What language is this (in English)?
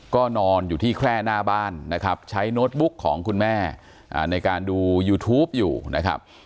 Thai